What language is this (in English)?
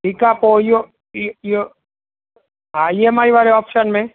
Sindhi